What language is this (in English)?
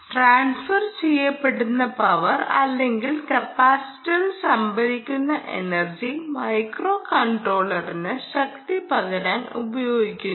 Malayalam